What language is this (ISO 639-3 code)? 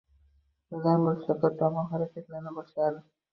uzb